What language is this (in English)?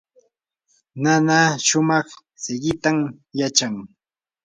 Yanahuanca Pasco Quechua